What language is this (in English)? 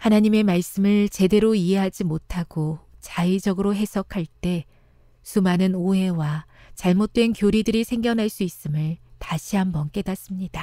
Korean